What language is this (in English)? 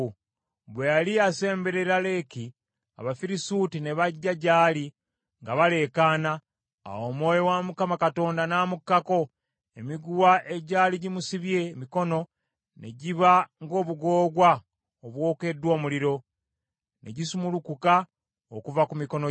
Ganda